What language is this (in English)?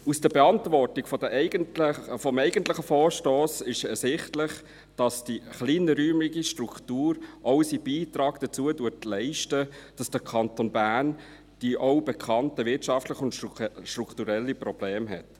Swiss German